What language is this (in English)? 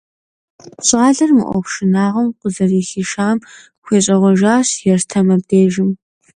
Kabardian